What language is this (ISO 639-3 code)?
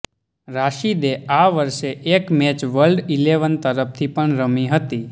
guj